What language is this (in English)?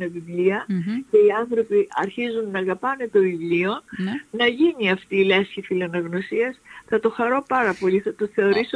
Greek